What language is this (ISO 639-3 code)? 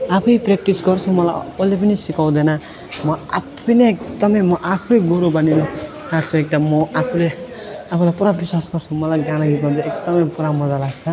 nep